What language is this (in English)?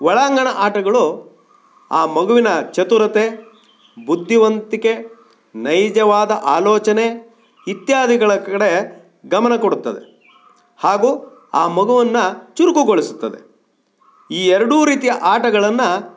Kannada